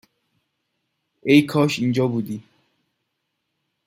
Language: Persian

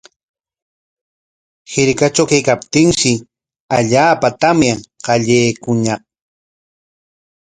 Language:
Corongo Ancash Quechua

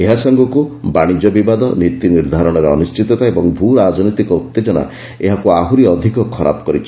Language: Odia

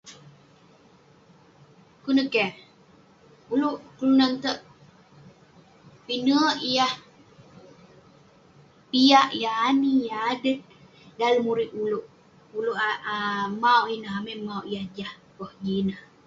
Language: Western Penan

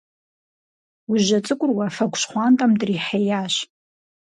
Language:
Kabardian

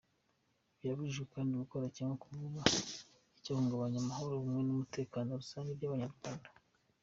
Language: Kinyarwanda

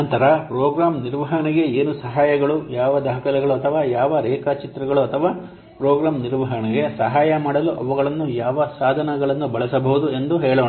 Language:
Kannada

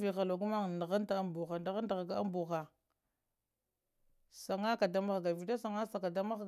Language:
Lamang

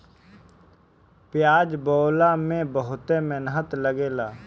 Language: Bhojpuri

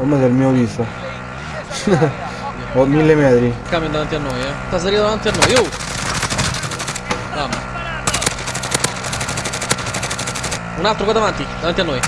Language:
Italian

